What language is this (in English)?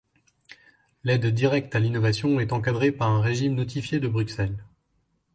French